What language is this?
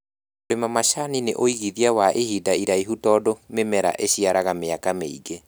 Kikuyu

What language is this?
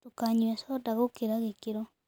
Kikuyu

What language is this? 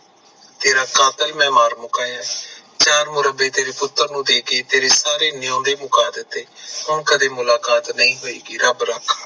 Punjabi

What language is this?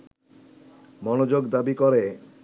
Bangla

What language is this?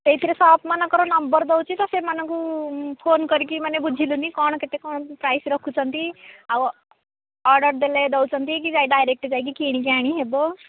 Odia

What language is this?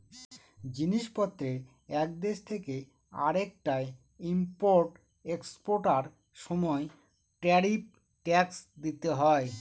Bangla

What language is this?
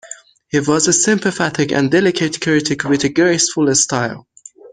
English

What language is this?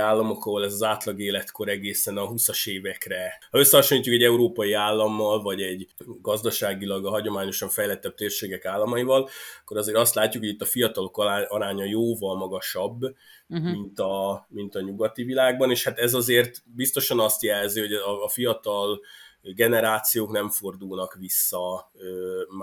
Hungarian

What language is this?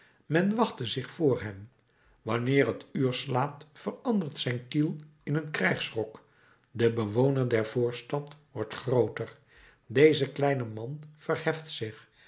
Dutch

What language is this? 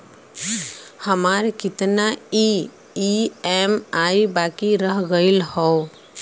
Bhojpuri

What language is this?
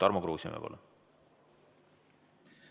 Estonian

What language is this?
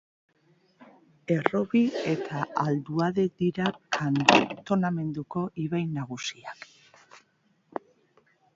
Basque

